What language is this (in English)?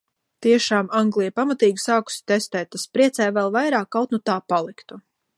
Latvian